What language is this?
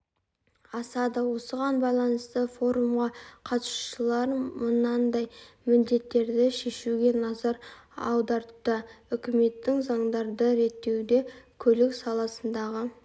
Kazakh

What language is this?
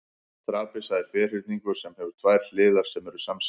Icelandic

